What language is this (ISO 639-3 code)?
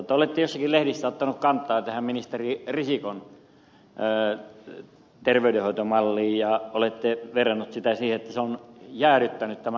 fin